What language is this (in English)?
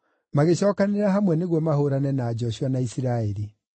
Kikuyu